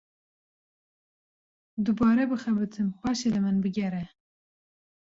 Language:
Kurdish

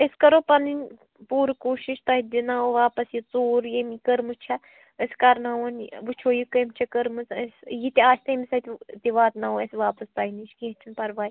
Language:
Kashmiri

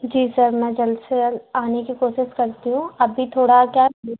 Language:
Hindi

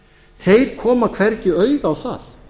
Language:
Icelandic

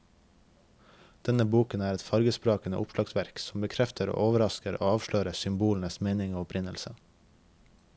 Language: Norwegian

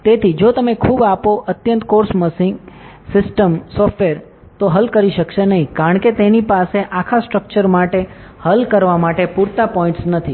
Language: Gujarati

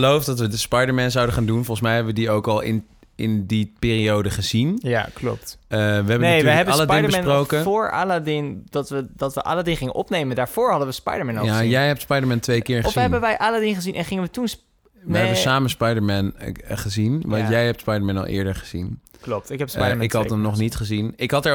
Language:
Dutch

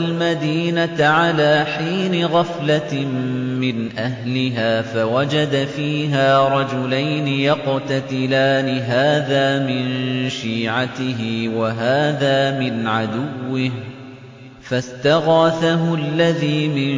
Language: Arabic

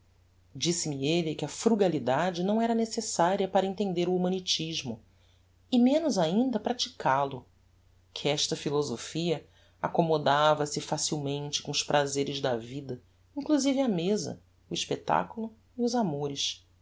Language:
Portuguese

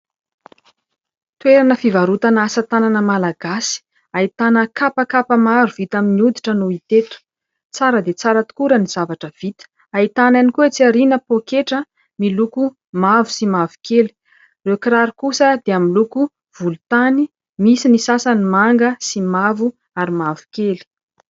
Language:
Malagasy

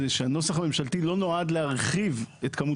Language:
Hebrew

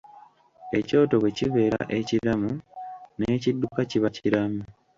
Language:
Ganda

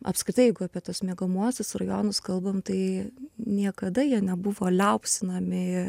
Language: Lithuanian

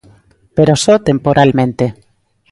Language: Galician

